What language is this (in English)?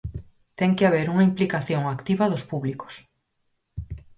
Galician